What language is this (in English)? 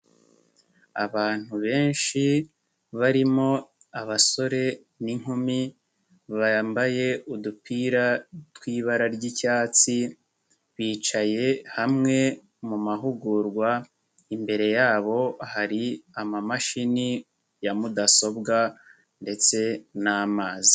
Kinyarwanda